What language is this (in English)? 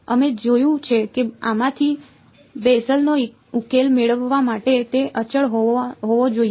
Gujarati